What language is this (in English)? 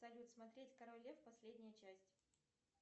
Russian